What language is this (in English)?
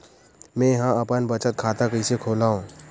Chhattisgarhi